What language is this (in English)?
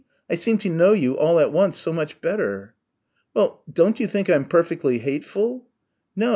English